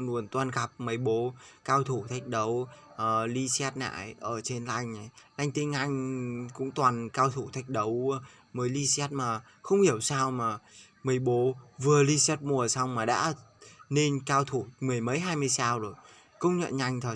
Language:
Vietnamese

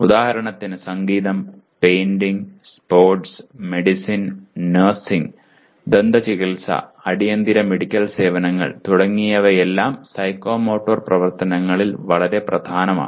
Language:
Malayalam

